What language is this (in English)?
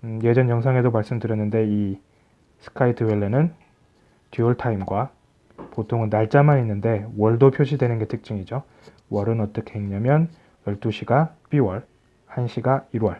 Korean